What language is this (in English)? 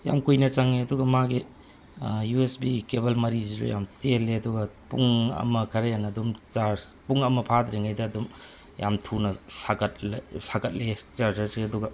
Manipuri